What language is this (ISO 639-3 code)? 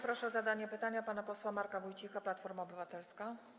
pol